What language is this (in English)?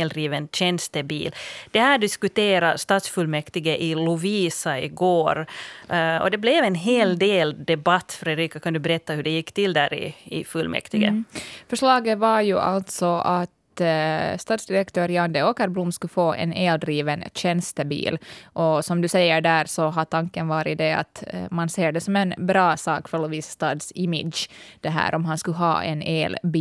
Swedish